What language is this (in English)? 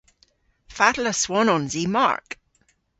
Cornish